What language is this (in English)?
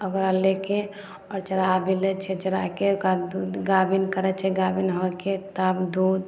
Maithili